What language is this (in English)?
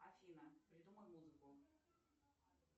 Russian